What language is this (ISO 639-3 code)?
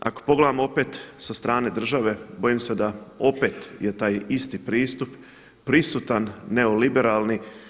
hrv